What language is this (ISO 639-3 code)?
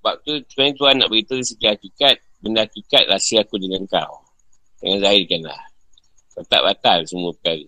msa